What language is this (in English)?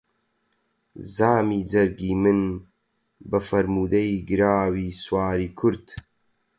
Central Kurdish